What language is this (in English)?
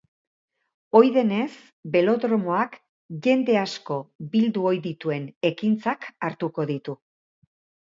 Basque